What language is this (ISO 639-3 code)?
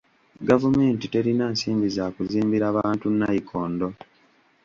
lug